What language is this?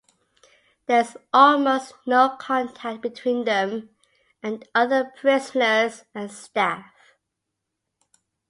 English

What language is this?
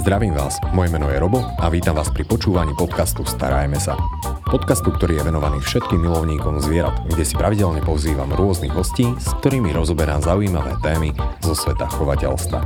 Slovak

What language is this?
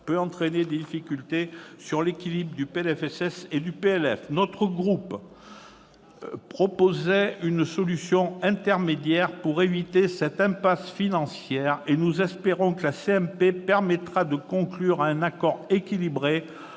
French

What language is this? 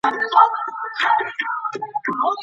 Pashto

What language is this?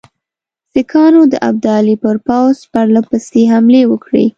Pashto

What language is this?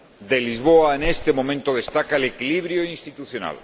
Spanish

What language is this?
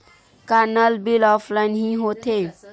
Chhattisgarhi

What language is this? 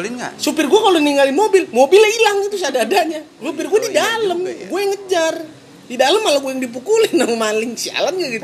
Indonesian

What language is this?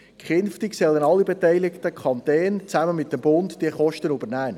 Swiss German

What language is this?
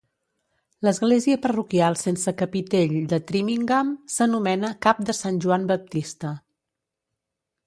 Catalan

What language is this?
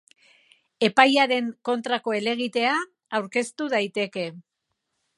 Basque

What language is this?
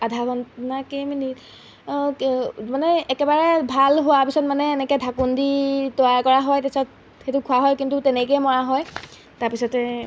Assamese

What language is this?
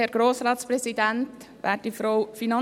Swiss German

